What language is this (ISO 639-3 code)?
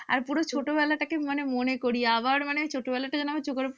ben